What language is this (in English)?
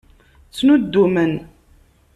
Kabyle